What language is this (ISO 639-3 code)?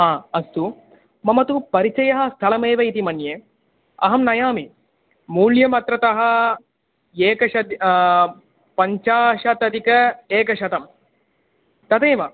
san